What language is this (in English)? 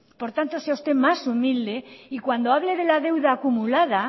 Spanish